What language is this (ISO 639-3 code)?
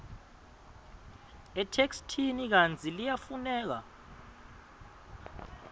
ssw